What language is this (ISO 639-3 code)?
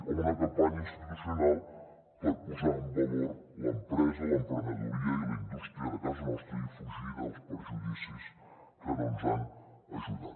cat